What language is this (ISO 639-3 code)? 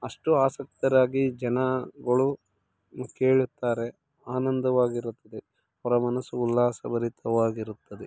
kan